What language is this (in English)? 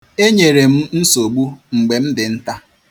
Igbo